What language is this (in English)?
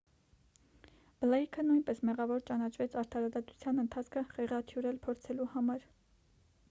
Armenian